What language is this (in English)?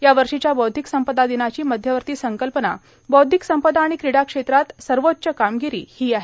Marathi